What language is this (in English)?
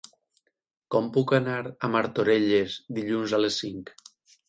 Catalan